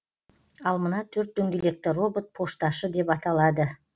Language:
Kazakh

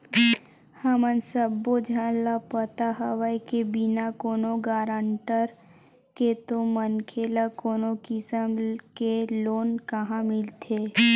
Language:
Chhattisgarhi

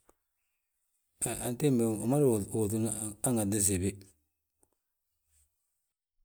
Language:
Balanta-Ganja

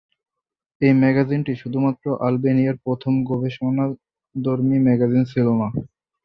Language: Bangla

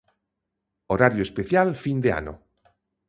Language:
Galician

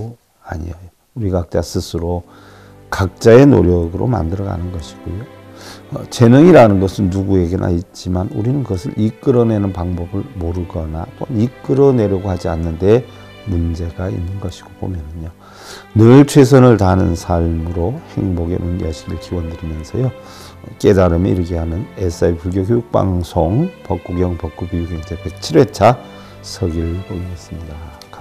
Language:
Korean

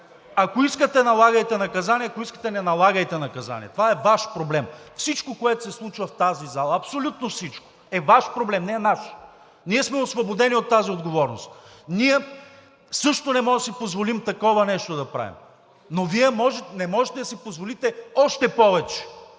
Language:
Bulgarian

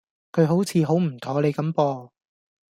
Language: Cantonese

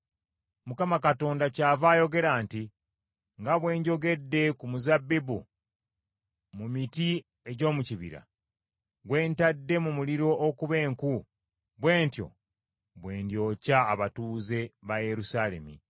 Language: Ganda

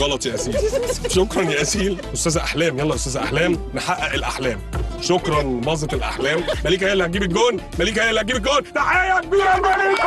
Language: Arabic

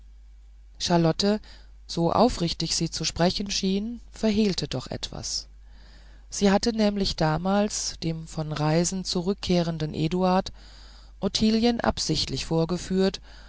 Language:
German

